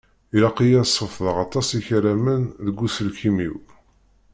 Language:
Kabyle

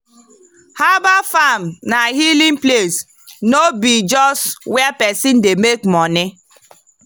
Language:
Nigerian Pidgin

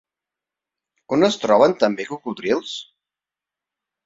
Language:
Catalan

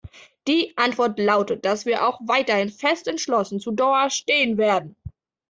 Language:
German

